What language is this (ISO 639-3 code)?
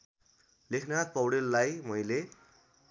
nep